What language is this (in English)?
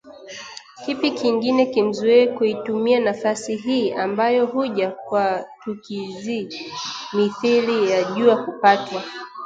Swahili